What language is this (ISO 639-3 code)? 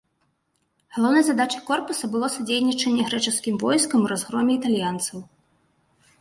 bel